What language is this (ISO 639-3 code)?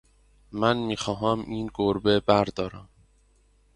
fas